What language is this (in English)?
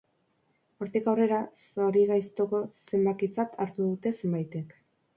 Basque